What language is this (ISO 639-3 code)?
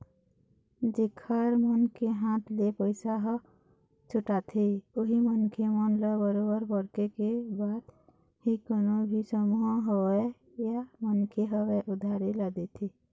hne